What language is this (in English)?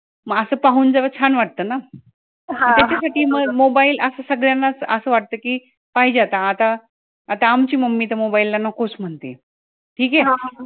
Marathi